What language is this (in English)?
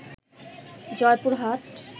Bangla